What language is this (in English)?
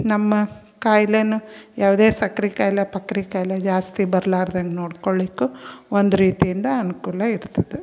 Kannada